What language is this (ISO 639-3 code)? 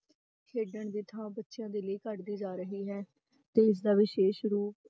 pan